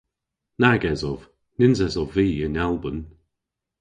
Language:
Cornish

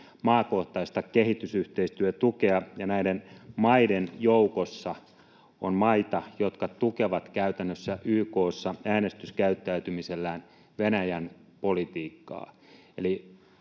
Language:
Finnish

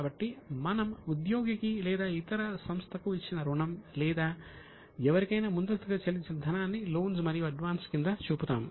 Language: Telugu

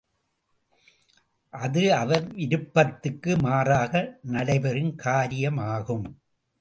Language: Tamil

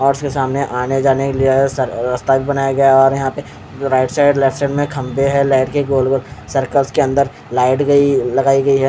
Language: Hindi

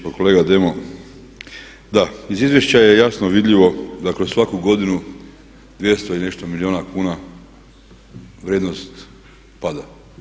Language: Croatian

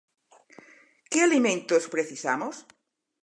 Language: Galician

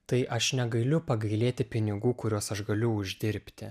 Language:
Lithuanian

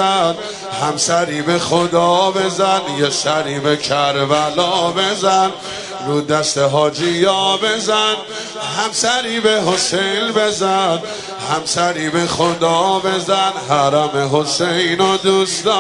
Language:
Persian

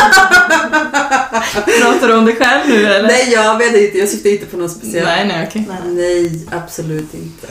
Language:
Swedish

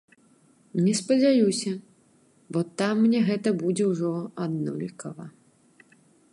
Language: Belarusian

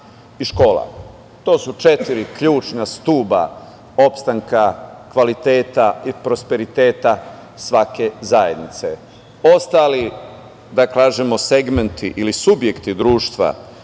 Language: Serbian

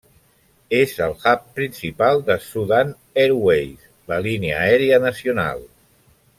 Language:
Catalan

